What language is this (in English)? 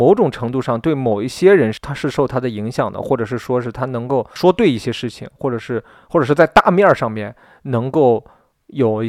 Chinese